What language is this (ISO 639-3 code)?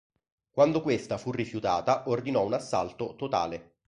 ita